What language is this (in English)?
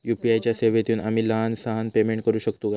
Marathi